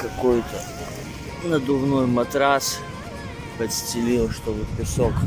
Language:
Russian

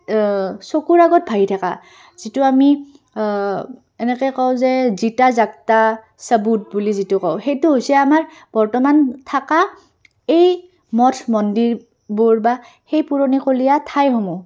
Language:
Assamese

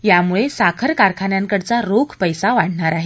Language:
Marathi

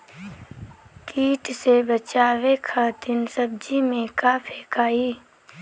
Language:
Bhojpuri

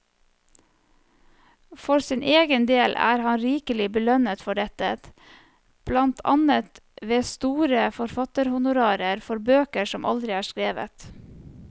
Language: Norwegian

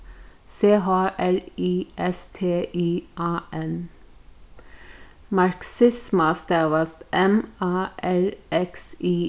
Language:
Faroese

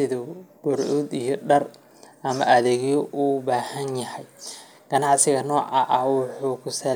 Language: Somali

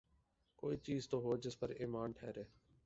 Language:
Urdu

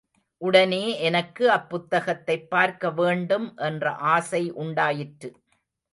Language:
Tamil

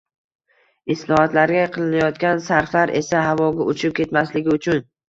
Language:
Uzbek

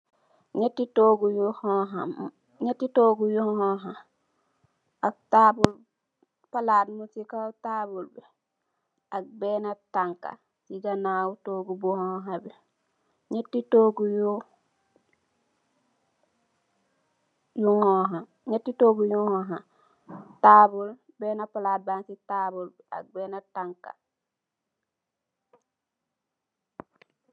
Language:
Wolof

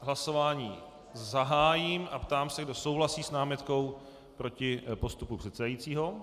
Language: Czech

